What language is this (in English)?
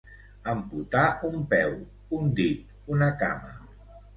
Catalan